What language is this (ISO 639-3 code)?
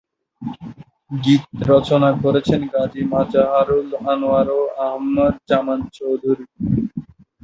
ben